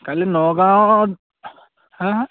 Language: Assamese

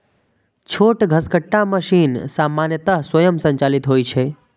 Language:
Maithili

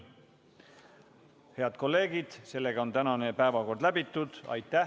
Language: Estonian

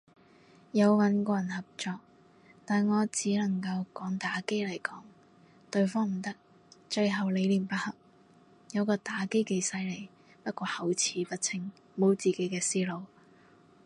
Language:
Cantonese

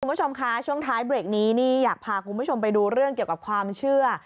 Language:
Thai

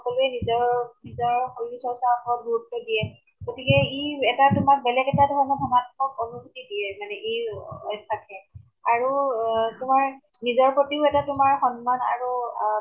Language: Assamese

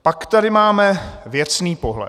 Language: Czech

